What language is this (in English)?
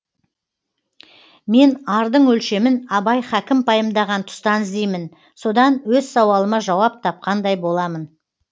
Kazakh